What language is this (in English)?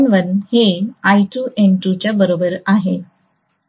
Marathi